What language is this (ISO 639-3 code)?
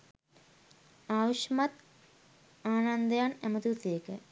sin